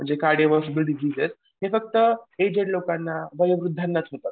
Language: Marathi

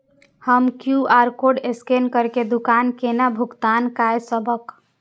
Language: Maithili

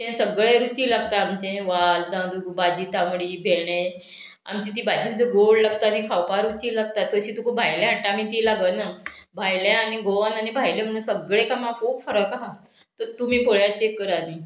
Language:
Konkani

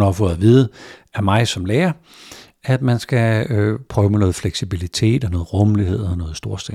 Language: Danish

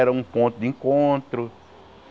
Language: Portuguese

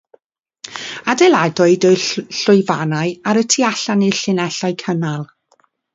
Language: Welsh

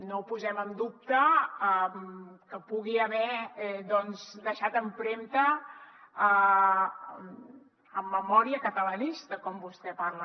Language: Catalan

